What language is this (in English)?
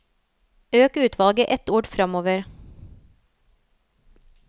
Norwegian